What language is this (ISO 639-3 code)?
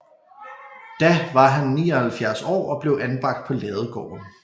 dan